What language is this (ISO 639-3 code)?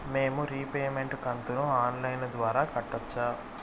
tel